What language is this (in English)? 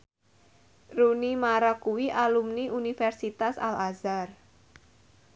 Javanese